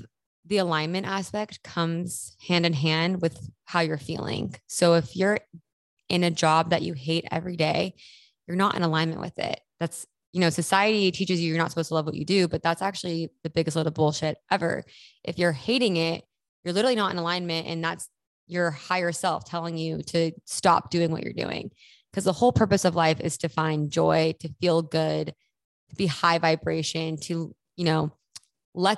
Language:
English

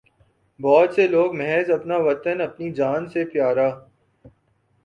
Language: Urdu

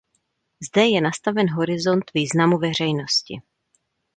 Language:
Czech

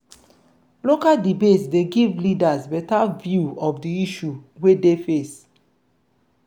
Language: Nigerian Pidgin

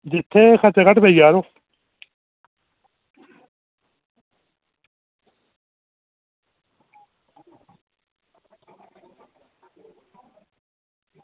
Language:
Dogri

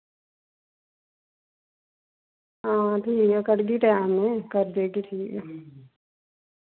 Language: Dogri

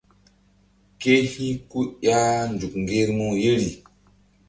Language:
Mbum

